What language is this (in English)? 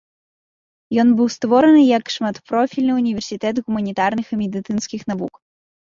Belarusian